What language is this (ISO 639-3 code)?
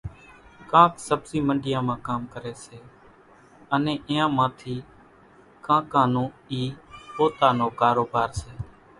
gjk